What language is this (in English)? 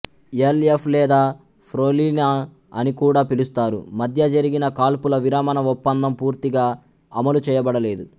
Telugu